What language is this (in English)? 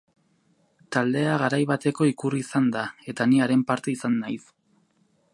Basque